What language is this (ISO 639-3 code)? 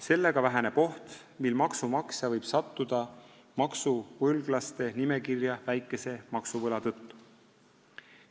est